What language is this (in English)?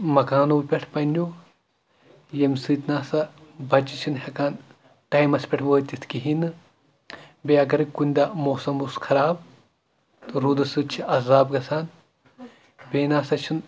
Kashmiri